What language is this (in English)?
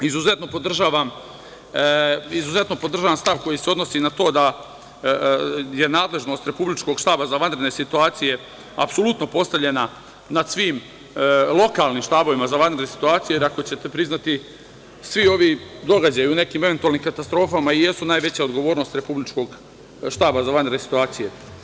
Serbian